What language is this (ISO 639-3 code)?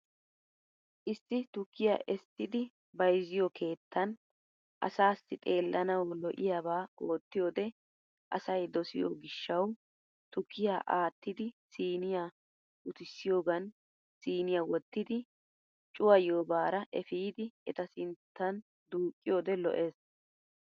wal